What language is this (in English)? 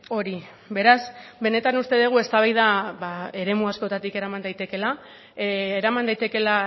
Basque